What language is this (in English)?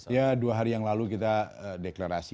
Indonesian